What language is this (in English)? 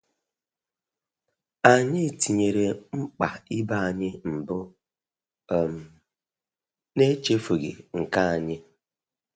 Igbo